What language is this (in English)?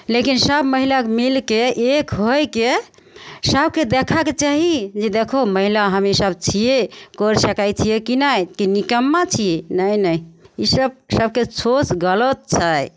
Maithili